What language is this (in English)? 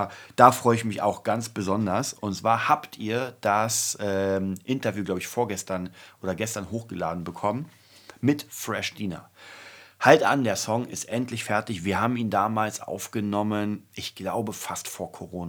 German